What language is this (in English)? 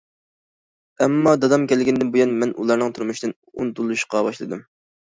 Uyghur